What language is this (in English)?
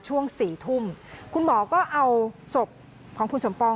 Thai